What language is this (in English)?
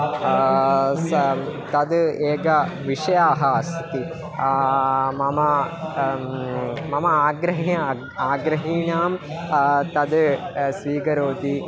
Sanskrit